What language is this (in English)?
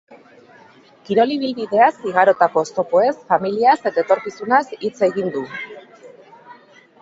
Basque